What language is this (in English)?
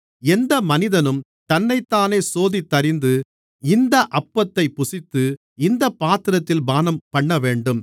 Tamil